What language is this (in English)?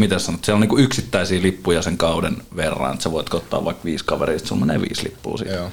Finnish